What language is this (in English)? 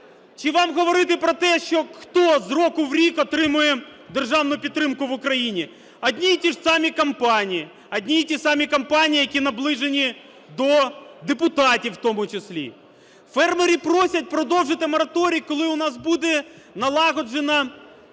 Ukrainian